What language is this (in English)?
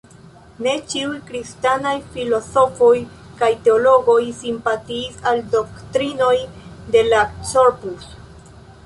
Esperanto